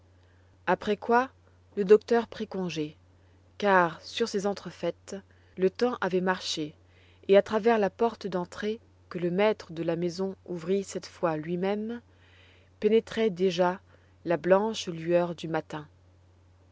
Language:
French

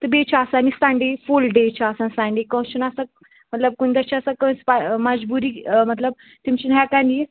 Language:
Kashmiri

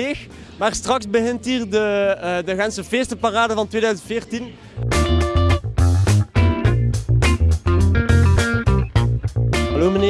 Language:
Dutch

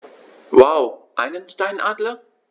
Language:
German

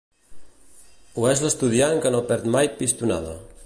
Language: Catalan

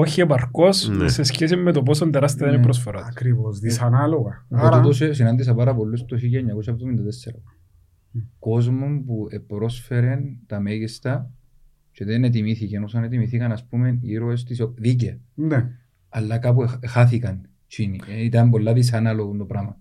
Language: Greek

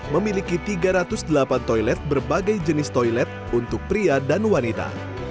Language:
Indonesian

